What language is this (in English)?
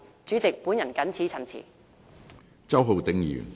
Cantonese